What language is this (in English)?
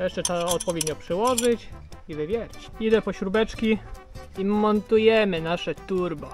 Polish